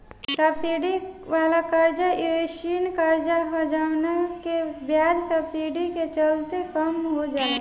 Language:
Bhojpuri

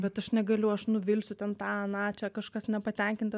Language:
Lithuanian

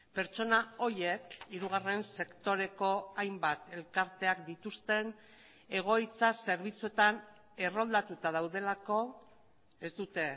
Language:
Basque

